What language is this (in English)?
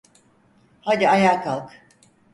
Turkish